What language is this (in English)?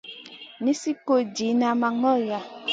Masana